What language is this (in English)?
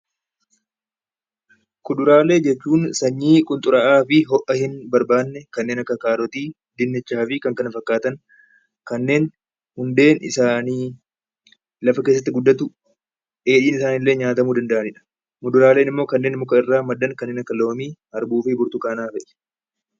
Oromo